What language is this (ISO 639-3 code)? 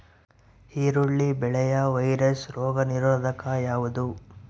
kan